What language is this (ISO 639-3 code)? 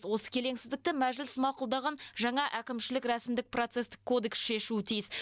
kaz